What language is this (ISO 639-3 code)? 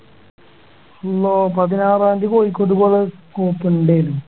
mal